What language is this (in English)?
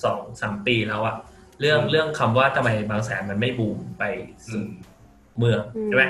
Thai